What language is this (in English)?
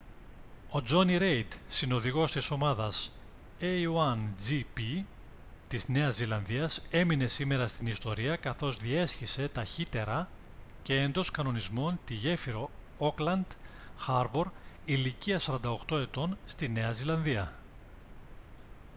Greek